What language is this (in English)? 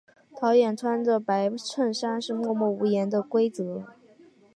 Chinese